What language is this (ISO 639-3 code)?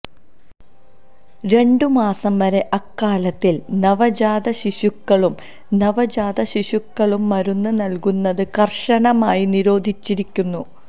mal